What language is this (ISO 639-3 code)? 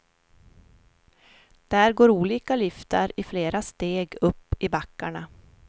swe